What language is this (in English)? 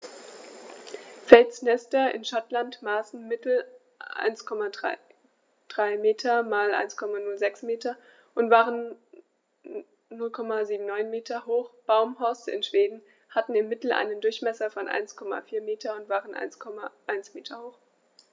German